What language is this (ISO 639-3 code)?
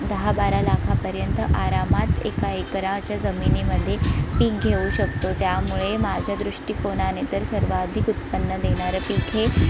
mar